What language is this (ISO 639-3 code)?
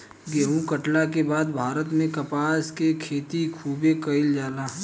bho